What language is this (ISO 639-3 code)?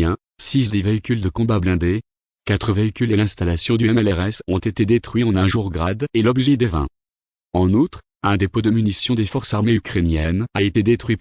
fra